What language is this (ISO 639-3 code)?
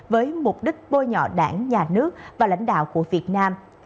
vie